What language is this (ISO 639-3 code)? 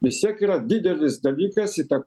lit